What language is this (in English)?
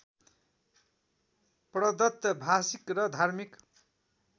Nepali